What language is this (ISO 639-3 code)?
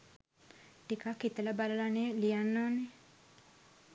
sin